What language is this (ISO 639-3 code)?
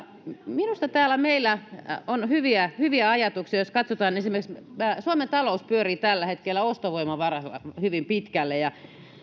fin